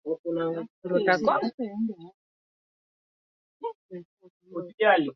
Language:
Swahili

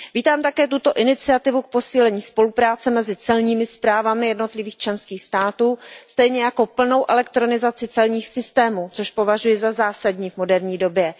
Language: Czech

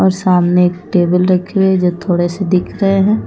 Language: Hindi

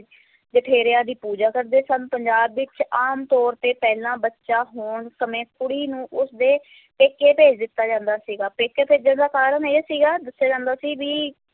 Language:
Punjabi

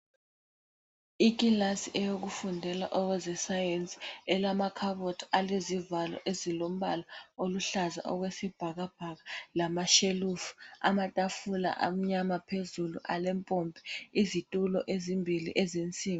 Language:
North Ndebele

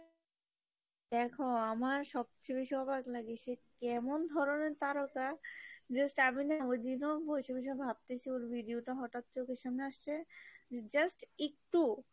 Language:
Bangla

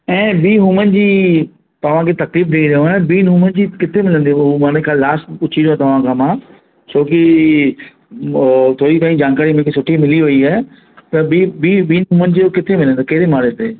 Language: Sindhi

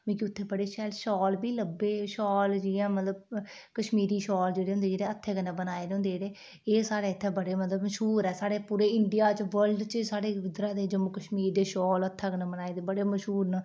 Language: Dogri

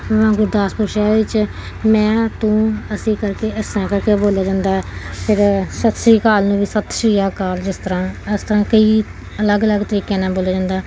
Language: Punjabi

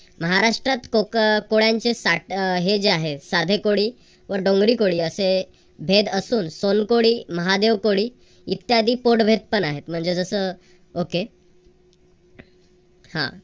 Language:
Marathi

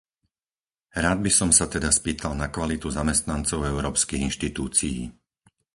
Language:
Slovak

